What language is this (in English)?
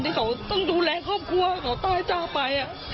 Thai